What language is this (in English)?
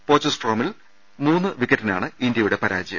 Malayalam